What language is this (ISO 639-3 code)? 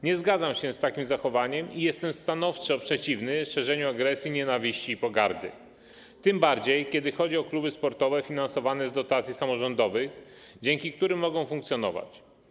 pol